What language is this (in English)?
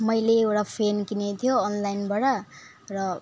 Nepali